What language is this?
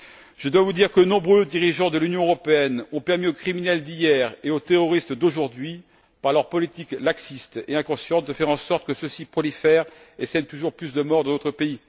French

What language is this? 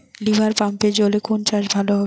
Bangla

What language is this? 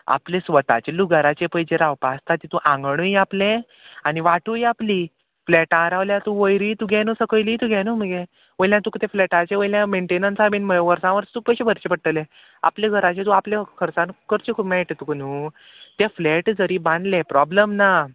Konkani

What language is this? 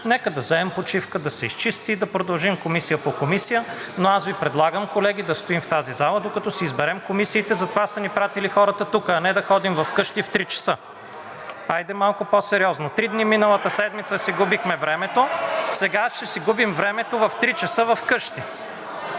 Bulgarian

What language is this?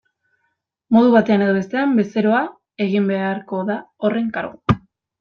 Basque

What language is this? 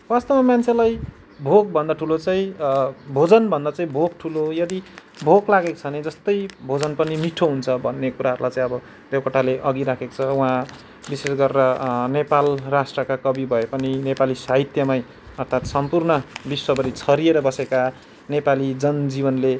Nepali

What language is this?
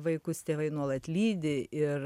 Lithuanian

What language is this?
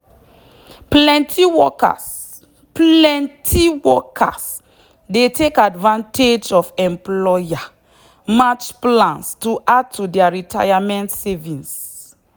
Nigerian Pidgin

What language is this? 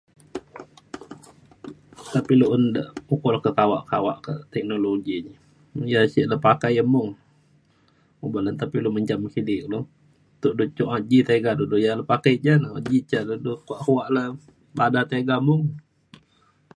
Mainstream Kenyah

